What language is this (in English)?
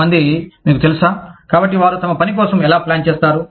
Telugu